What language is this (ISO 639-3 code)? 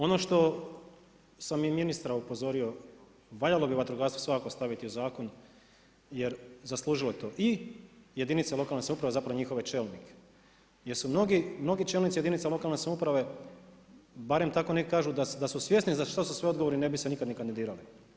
hrv